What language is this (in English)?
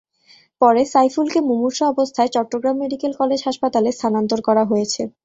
Bangla